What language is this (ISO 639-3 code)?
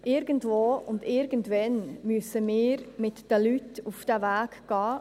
gsw